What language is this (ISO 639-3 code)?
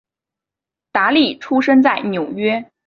zho